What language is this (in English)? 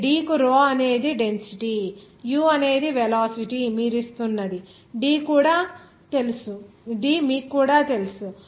Telugu